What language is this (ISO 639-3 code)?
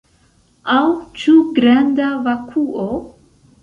epo